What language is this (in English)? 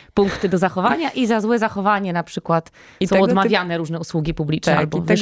Polish